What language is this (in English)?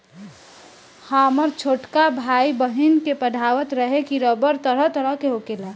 Bhojpuri